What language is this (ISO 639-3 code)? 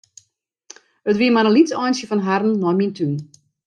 fry